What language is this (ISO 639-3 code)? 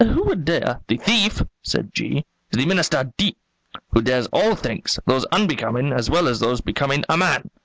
eng